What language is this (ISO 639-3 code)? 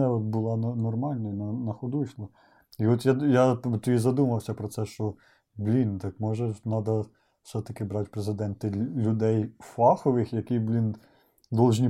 ukr